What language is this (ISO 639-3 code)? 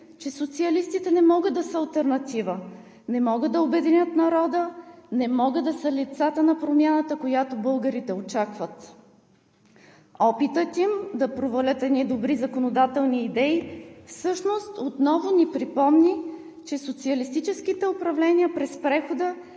bul